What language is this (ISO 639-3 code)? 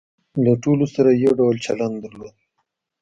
pus